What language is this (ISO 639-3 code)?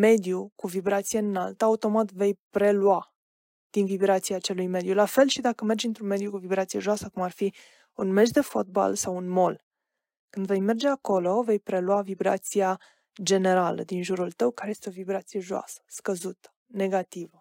ron